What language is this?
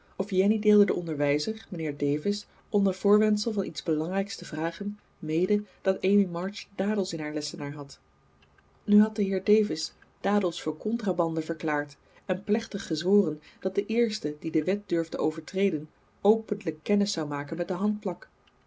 Dutch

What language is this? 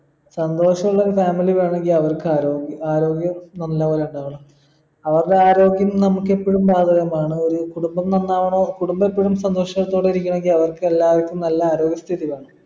Malayalam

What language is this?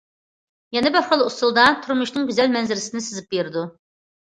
Uyghur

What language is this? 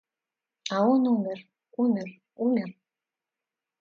Russian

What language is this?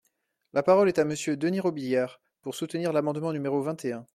French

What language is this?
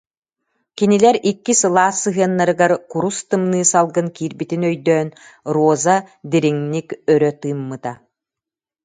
Yakut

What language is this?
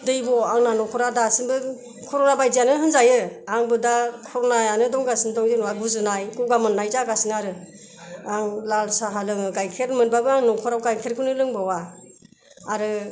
Bodo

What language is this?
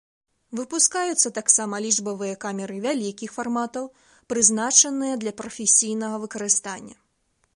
Belarusian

